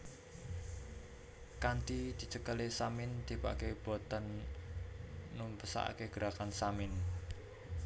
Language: Javanese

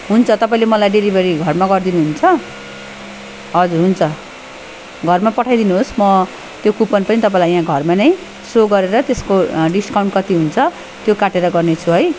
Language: Nepali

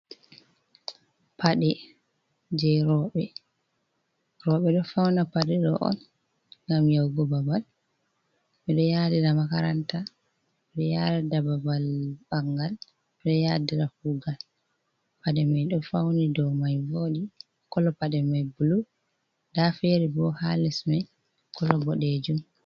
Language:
Fula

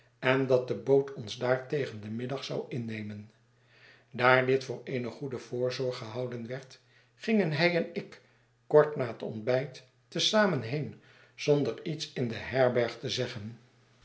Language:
Dutch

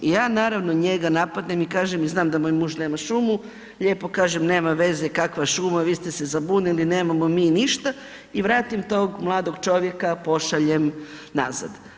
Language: Croatian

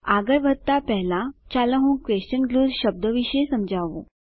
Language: Gujarati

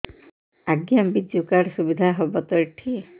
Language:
Odia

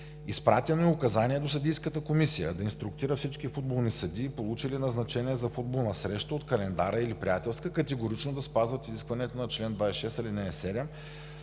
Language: Bulgarian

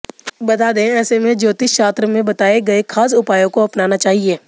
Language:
Hindi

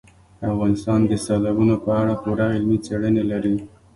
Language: Pashto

